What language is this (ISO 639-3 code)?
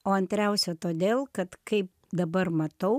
lit